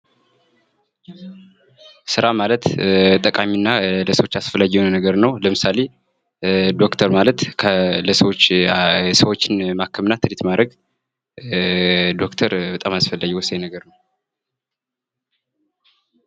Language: Amharic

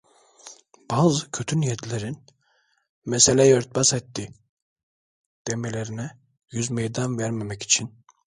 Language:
Turkish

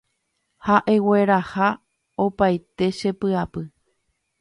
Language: Guarani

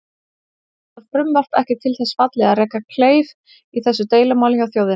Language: Icelandic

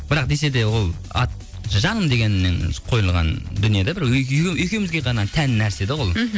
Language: Kazakh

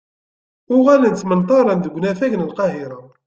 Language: Kabyle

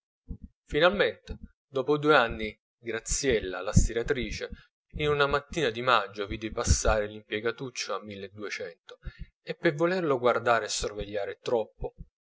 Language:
Italian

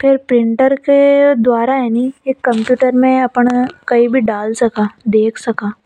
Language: Hadothi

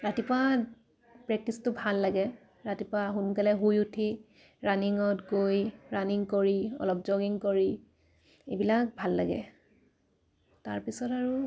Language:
Assamese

